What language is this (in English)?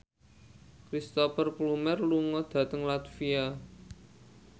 Javanese